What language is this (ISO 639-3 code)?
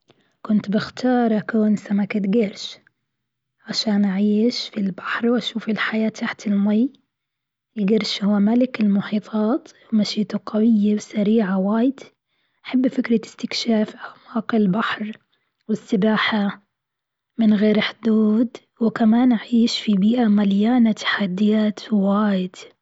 afb